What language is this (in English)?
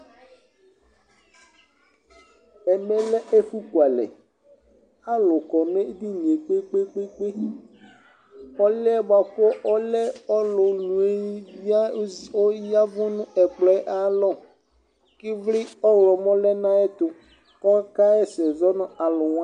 Ikposo